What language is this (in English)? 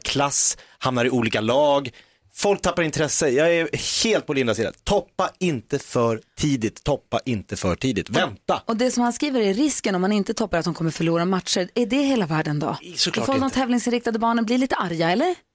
Swedish